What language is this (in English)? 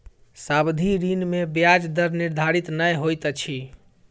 Maithili